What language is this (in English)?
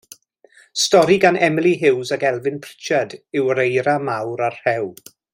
Welsh